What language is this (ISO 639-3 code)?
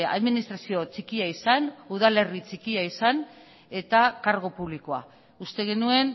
eus